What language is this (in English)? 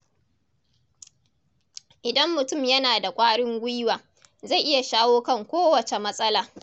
Hausa